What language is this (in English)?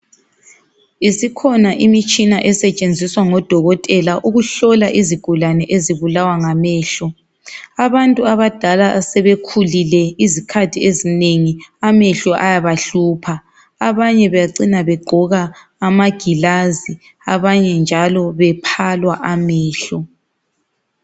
North Ndebele